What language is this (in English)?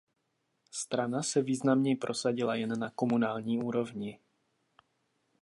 Czech